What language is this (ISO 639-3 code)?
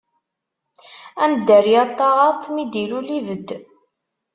kab